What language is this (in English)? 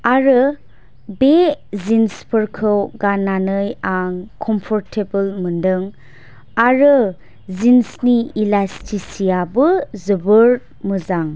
Bodo